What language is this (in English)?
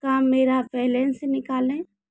Hindi